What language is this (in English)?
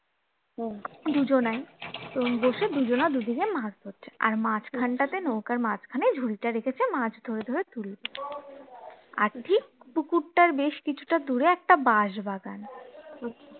Bangla